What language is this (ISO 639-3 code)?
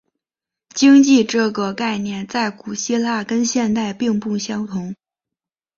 zho